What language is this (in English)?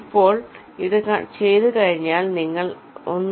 Malayalam